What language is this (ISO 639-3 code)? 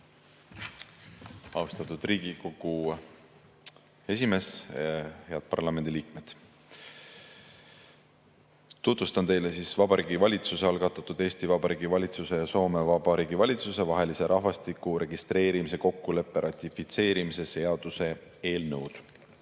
est